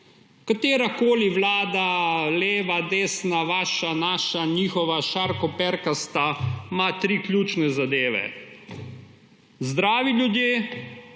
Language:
Slovenian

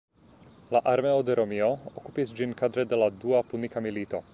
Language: Esperanto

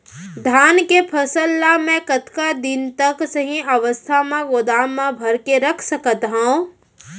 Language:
Chhattisgarhi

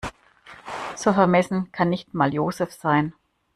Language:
German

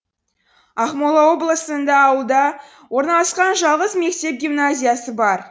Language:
Kazakh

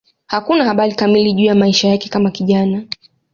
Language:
Swahili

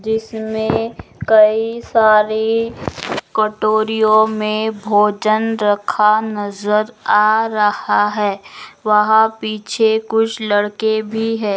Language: Magahi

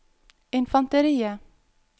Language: Norwegian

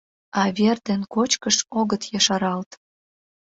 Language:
Mari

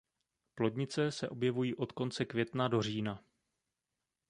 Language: Czech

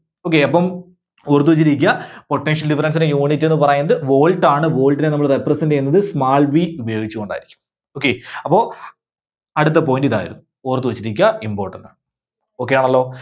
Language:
Malayalam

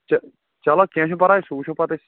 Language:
Kashmiri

